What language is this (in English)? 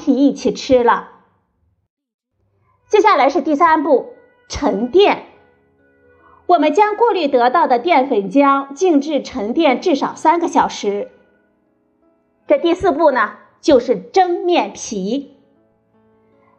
Chinese